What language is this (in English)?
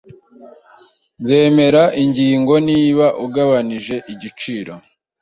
Kinyarwanda